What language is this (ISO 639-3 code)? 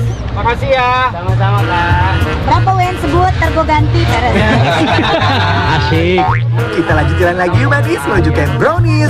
ind